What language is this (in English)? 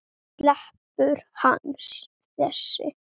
Icelandic